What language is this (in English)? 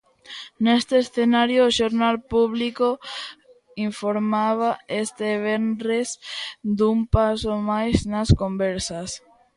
Galician